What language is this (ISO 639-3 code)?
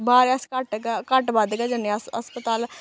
doi